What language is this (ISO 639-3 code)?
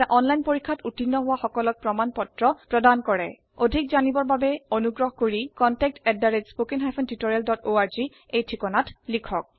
asm